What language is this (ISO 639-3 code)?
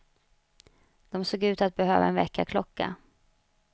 swe